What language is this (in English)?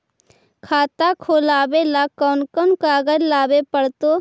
Magahi